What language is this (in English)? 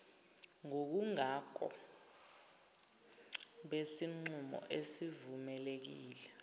Zulu